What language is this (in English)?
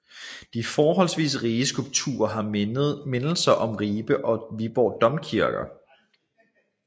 Danish